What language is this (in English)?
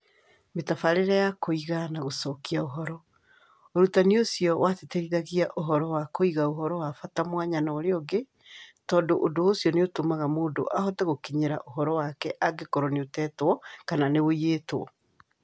Kikuyu